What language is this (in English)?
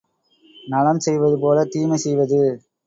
Tamil